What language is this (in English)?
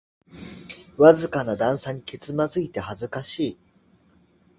Japanese